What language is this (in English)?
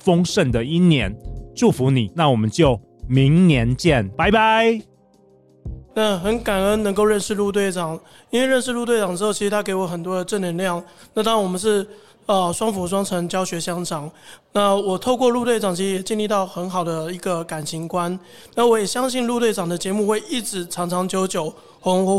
Chinese